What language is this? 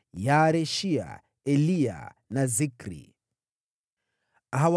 Swahili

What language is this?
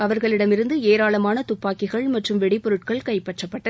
Tamil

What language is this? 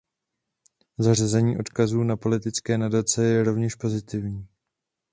Czech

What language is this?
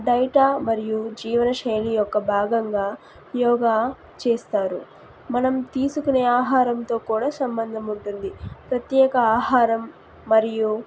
Telugu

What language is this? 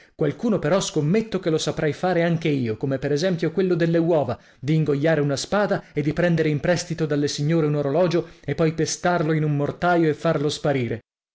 Italian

